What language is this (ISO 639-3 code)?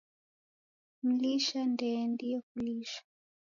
dav